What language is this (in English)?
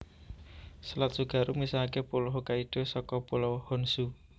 Javanese